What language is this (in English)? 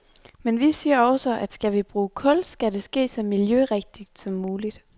Danish